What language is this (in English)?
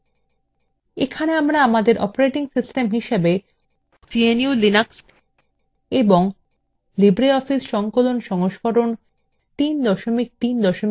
Bangla